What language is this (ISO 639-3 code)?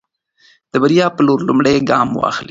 pus